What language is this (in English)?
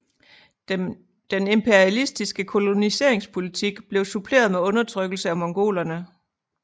Danish